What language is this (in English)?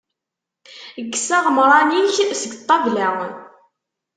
Kabyle